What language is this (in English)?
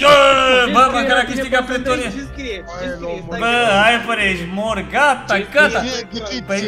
Romanian